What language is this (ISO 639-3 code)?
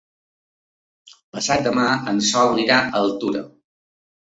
cat